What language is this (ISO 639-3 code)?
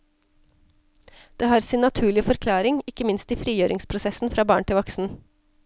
nor